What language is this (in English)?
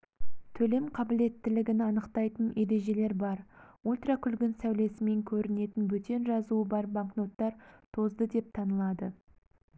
Kazakh